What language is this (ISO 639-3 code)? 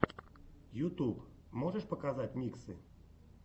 rus